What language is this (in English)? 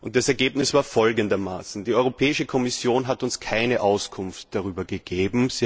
German